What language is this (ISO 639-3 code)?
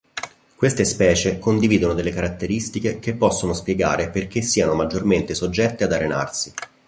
ita